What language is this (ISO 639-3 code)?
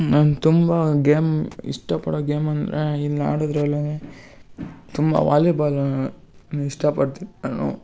kan